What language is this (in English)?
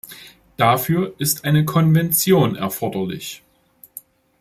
German